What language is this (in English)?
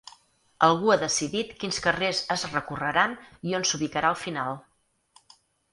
Catalan